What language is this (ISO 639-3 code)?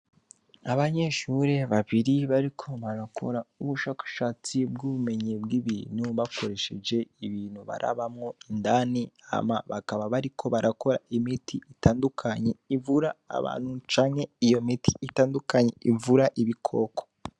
run